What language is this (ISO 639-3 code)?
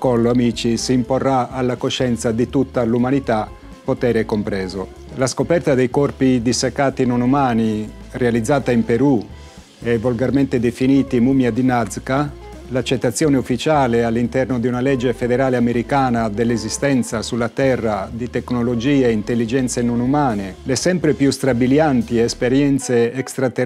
ita